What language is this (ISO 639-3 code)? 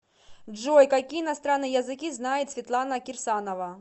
rus